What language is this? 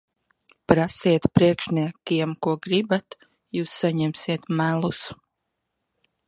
Latvian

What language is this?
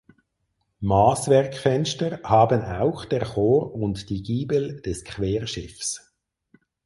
German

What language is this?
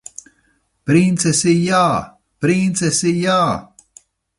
Latvian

